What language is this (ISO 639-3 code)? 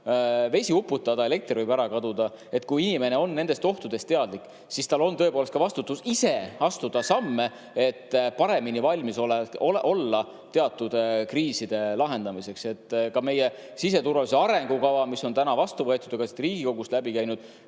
est